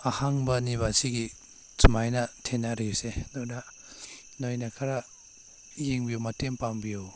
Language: Manipuri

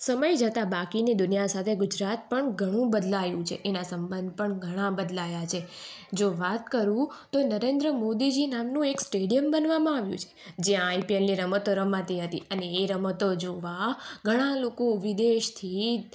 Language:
Gujarati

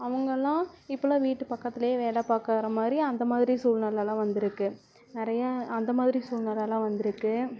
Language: Tamil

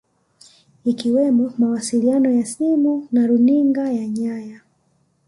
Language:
Swahili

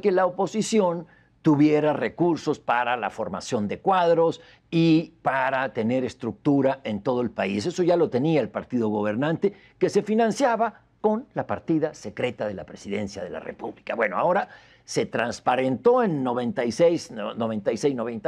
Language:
Spanish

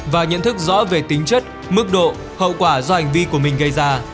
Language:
Vietnamese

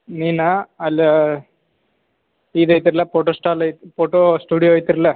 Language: Kannada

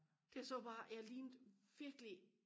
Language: Danish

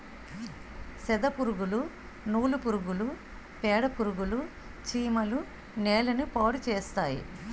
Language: Telugu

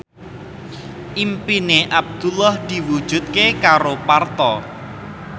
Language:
Javanese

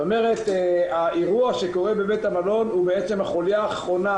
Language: Hebrew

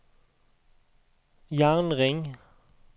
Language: Norwegian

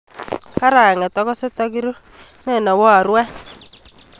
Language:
Kalenjin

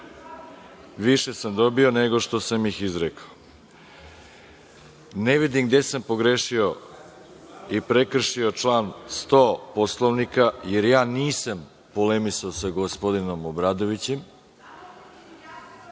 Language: Serbian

